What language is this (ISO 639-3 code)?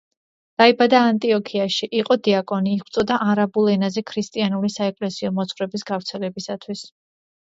kat